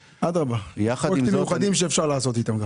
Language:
Hebrew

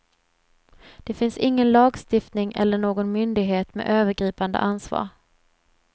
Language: Swedish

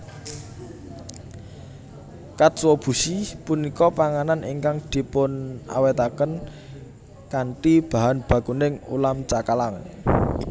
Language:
Javanese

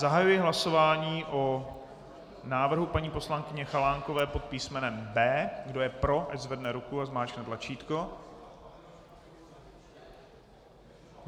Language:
Czech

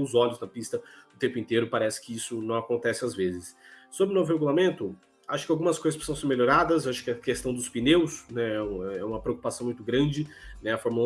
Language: Portuguese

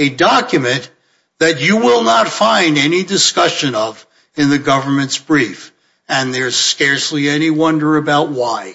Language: English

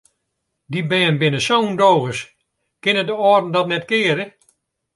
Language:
Western Frisian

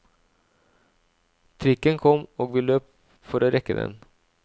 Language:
Norwegian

